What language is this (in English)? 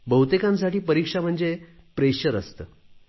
Marathi